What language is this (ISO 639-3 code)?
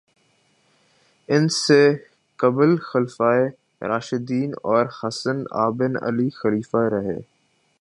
urd